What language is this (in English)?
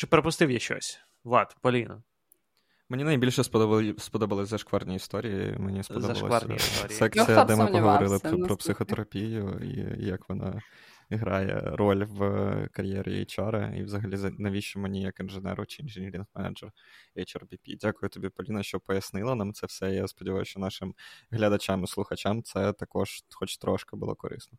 Ukrainian